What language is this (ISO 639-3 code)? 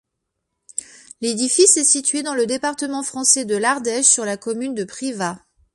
fra